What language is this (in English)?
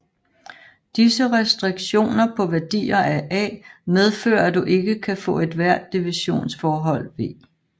Danish